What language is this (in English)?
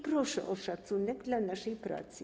Polish